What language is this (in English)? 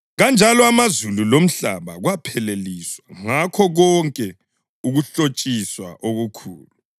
North Ndebele